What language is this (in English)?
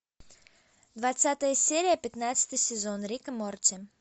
Russian